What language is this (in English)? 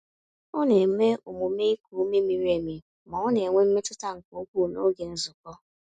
Igbo